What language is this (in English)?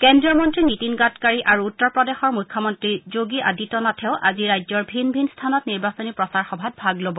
Assamese